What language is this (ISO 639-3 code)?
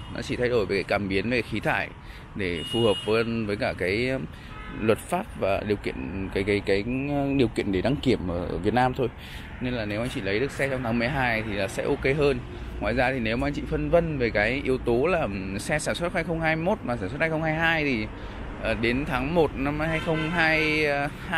vie